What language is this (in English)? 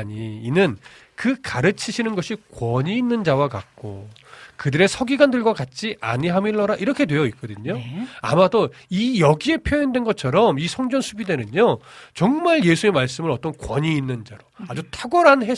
Korean